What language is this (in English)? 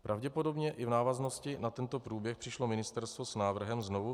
Czech